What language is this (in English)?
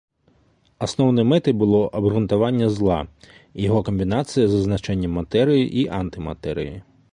Belarusian